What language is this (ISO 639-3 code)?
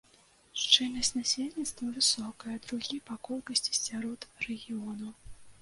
bel